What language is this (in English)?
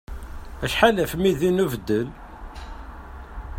Kabyle